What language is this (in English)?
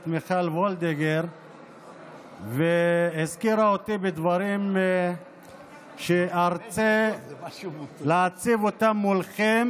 Hebrew